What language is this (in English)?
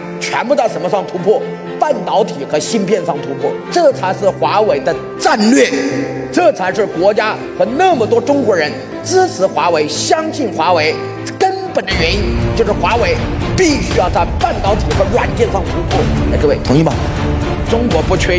Chinese